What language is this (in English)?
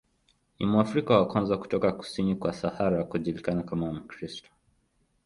Swahili